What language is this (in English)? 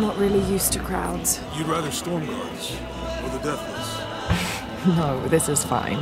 English